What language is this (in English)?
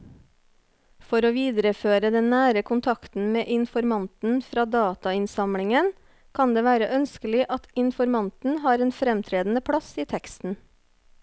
Norwegian